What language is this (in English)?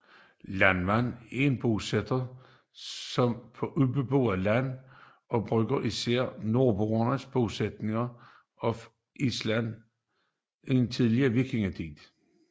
Danish